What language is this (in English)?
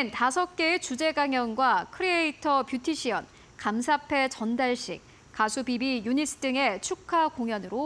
Korean